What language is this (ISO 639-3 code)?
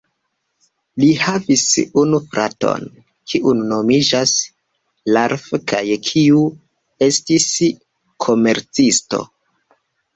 epo